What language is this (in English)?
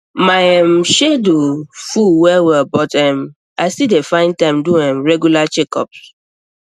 Nigerian Pidgin